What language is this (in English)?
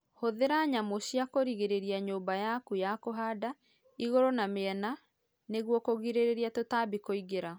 Kikuyu